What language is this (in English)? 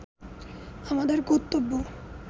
Bangla